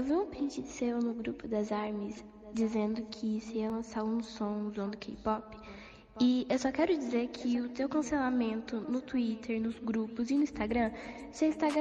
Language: Portuguese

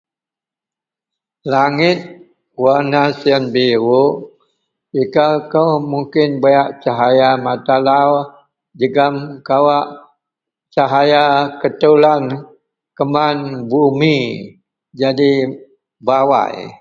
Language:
Central Melanau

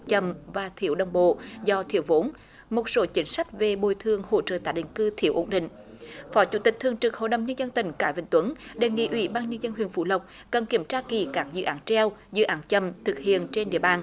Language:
Vietnamese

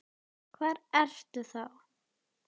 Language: Icelandic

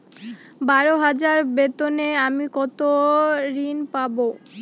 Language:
Bangla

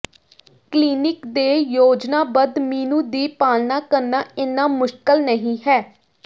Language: Punjabi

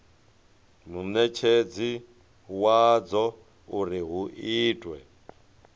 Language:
Venda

